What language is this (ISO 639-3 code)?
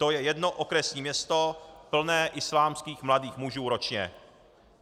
ces